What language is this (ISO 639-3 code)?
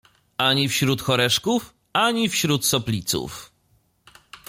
pol